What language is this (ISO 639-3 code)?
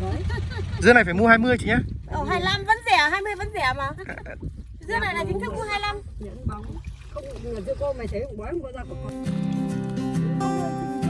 vie